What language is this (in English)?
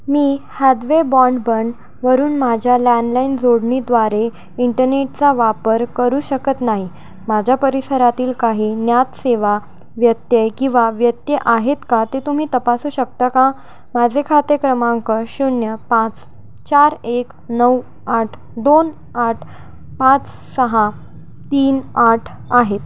Marathi